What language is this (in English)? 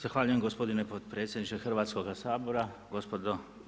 Croatian